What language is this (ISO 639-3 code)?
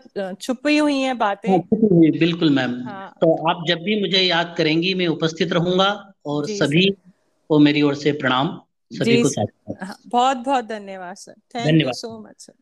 hin